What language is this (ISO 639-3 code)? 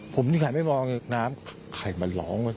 tha